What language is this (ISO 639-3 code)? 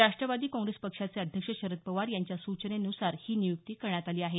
mar